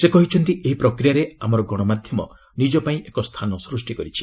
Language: Odia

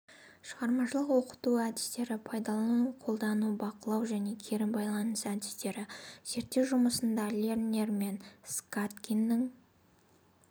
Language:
Kazakh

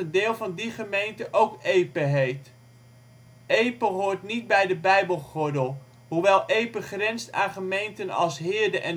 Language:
Dutch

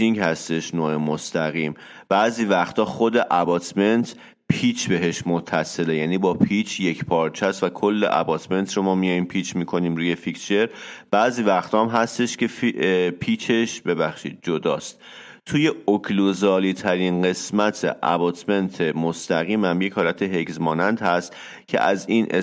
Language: Persian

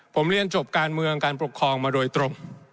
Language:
Thai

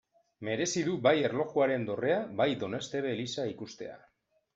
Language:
Basque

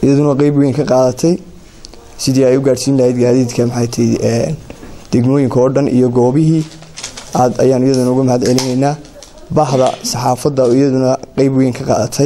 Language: Arabic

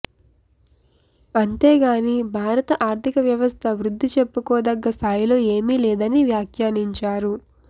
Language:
Telugu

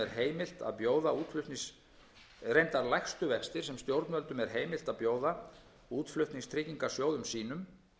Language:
Icelandic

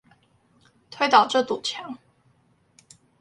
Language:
Chinese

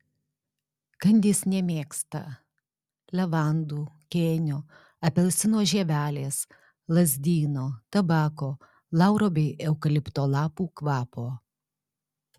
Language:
Lithuanian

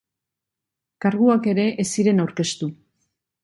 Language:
Basque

